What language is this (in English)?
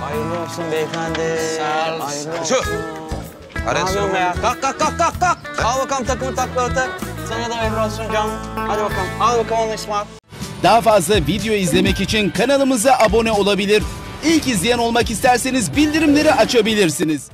Turkish